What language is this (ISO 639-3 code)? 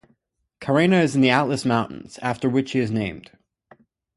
eng